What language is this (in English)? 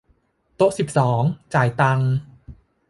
Thai